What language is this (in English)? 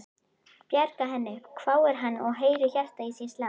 Icelandic